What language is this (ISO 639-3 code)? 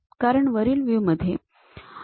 mar